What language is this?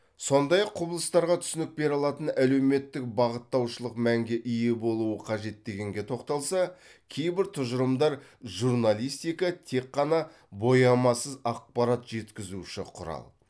Kazakh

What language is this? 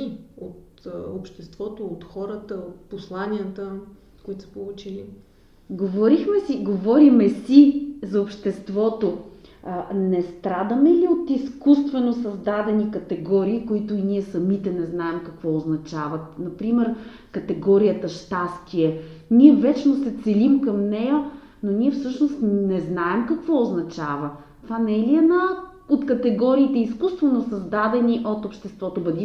Bulgarian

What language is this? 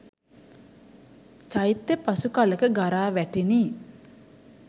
Sinhala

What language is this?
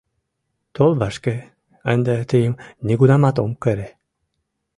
Mari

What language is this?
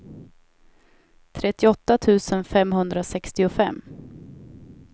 Swedish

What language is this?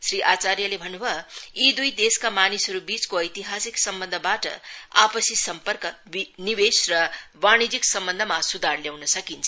Nepali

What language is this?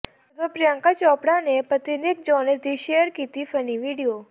Punjabi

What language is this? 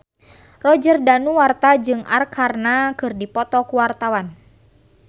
Sundanese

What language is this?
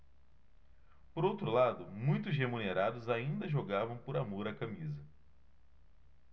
Portuguese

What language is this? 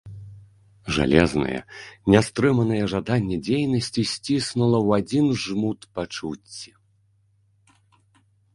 Belarusian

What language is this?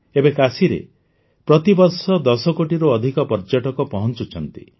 Odia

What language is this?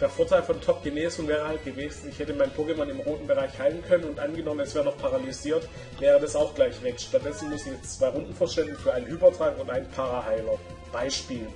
German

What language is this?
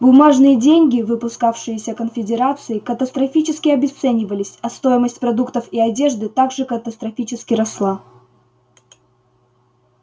Russian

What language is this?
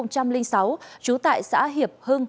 Vietnamese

